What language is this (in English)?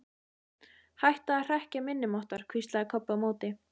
Icelandic